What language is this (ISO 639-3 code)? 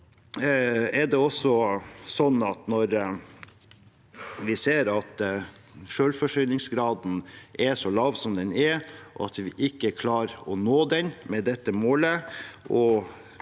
nor